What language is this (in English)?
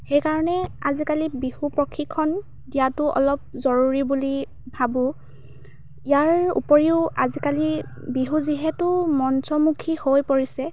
Assamese